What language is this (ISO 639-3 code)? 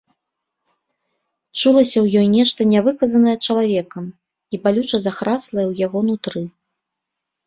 bel